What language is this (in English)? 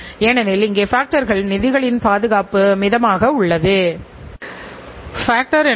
Tamil